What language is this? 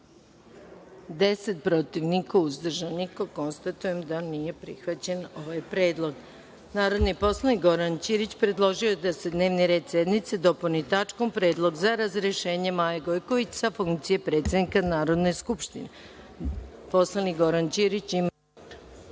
Serbian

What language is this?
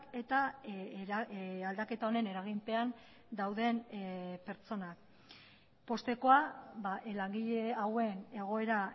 Basque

